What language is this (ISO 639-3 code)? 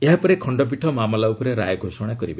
ori